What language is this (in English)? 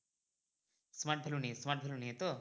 Bangla